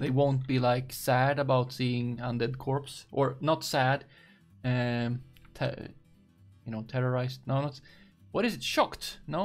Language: English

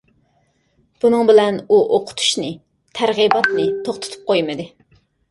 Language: Uyghur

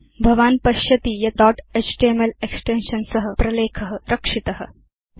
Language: Sanskrit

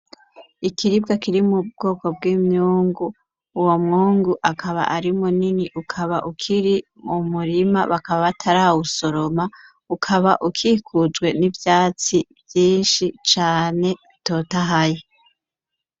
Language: Rundi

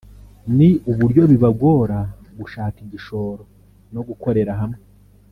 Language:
Kinyarwanda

